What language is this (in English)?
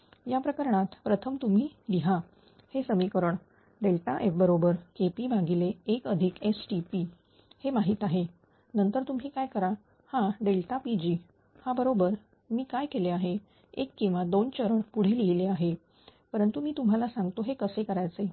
Marathi